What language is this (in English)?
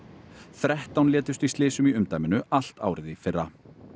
Icelandic